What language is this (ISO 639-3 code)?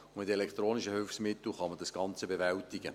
gsw